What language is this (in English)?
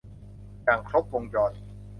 Thai